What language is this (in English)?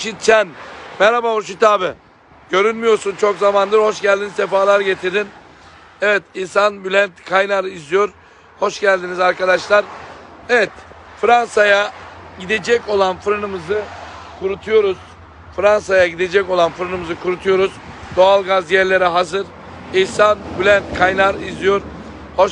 Turkish